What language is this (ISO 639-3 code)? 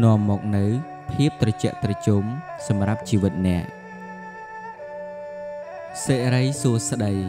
vie